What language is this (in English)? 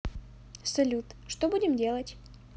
Russian